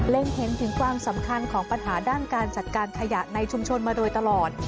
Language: Thai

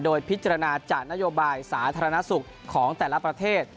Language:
Thai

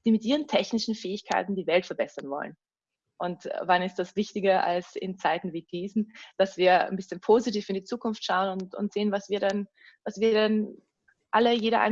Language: German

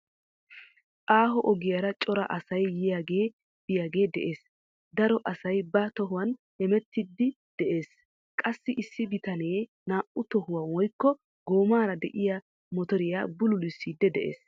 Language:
Wolaytta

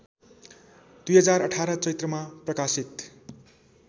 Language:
Nepali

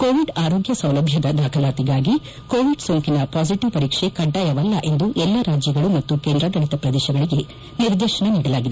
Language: Kannada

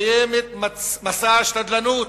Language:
Hebrew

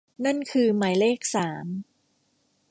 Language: Thai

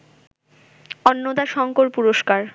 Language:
Bangla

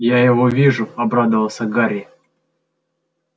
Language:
Russian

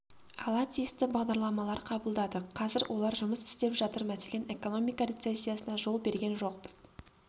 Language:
Kazakh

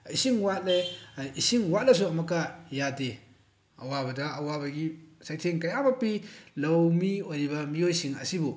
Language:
Manipuri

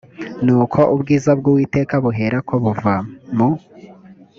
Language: Kinyarwanda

